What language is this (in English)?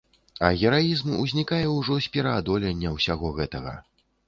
Belarusian